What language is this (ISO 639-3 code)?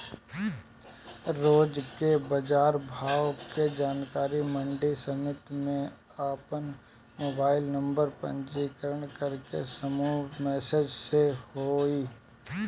bho